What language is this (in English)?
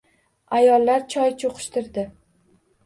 Uzbek